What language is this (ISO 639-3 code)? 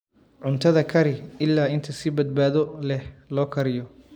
som